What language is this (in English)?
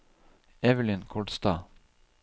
Norwegian